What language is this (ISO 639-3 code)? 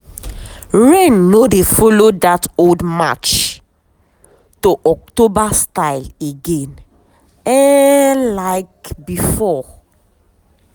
pcm